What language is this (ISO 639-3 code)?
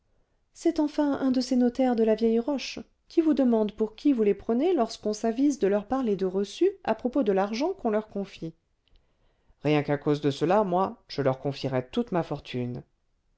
fra